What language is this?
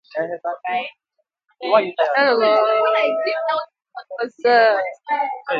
Igbo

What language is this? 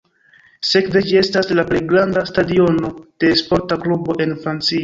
Esperanto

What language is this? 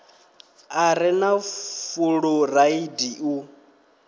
Venda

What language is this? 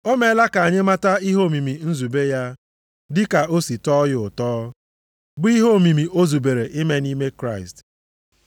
Igbo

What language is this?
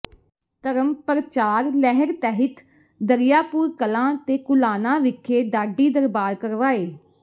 Punjabi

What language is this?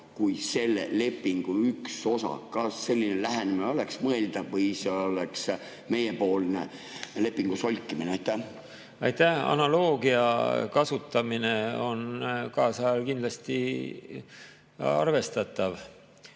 Estonian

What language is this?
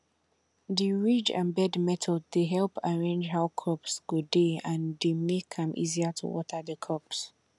Nigerian Pidgin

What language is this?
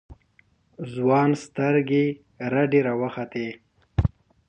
Pashto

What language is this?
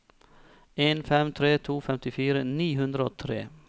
Norwegian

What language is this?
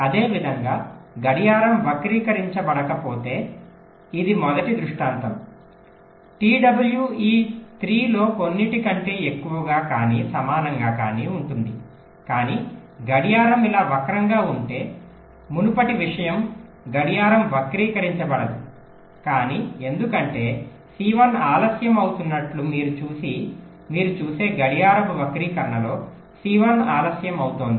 Telugu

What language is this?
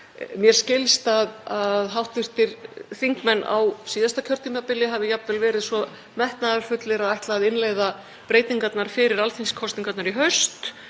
Icelandic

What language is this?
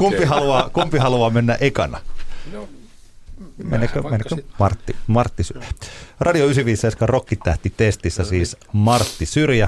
Finnish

